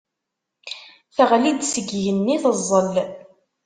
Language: Kabyle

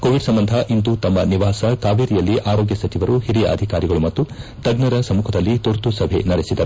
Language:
Kannada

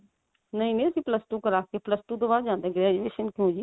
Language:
Punjabi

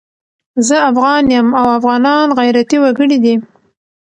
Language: Pashto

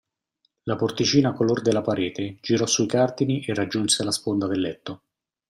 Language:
Italian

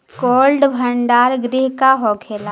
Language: Bhojpuri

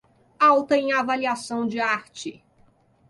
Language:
Portuguese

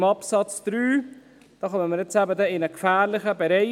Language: Swiss German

